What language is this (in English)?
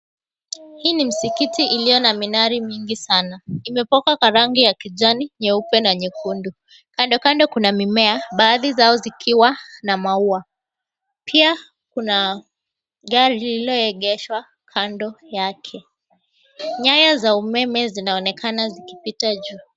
Swahili